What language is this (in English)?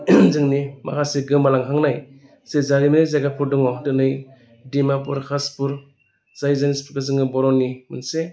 Bodo